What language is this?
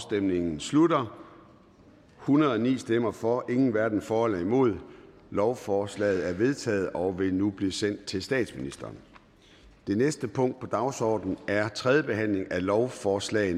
Danish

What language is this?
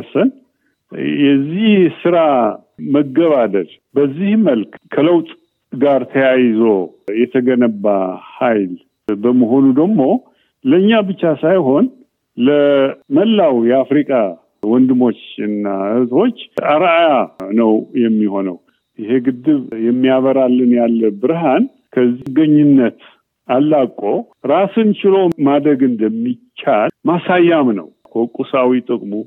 Amharic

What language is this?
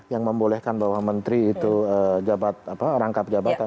Indonesian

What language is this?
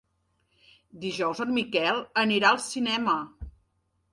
Catalan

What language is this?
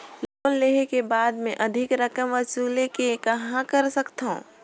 Chhattisgarhi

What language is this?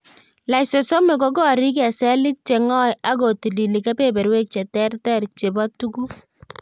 Kalenjin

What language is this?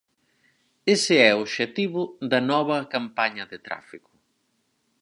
Galician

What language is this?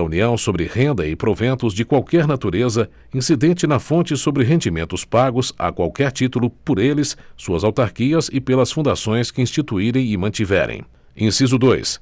Portuguese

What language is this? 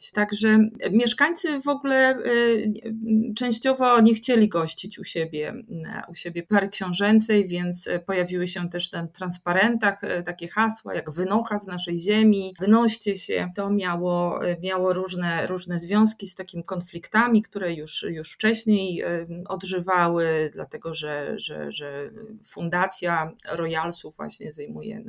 Polish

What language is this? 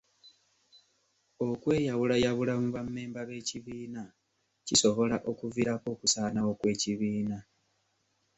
Ganda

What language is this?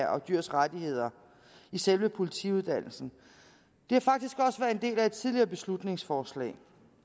Danish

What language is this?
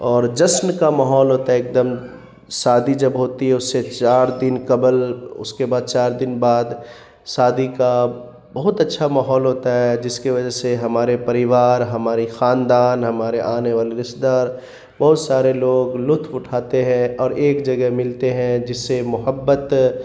Urdu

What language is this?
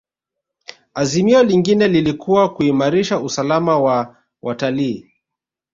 Swahili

